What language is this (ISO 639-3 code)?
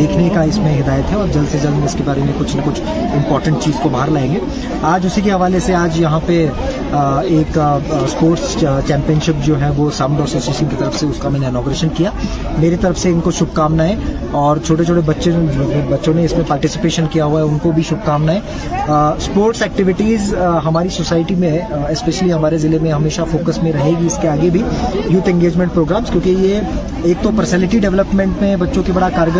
urd